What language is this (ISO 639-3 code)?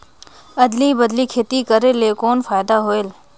hne